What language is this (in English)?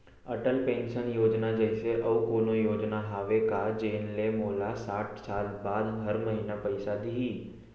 Chhattisgarhi